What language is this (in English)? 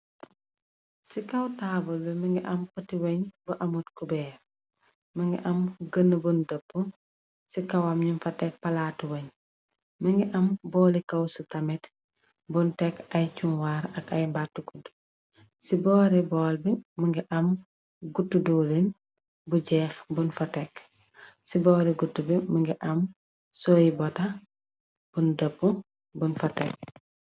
Wolof